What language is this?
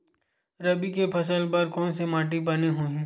Chhattisgarhi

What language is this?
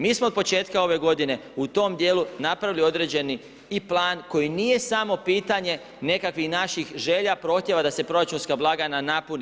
Croatian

